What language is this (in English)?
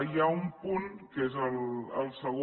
Catalan